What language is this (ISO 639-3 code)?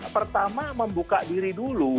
ind